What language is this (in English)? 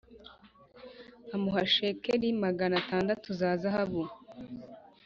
Kinyarwanda